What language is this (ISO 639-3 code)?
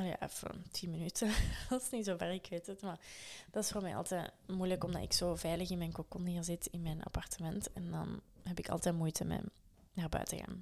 nld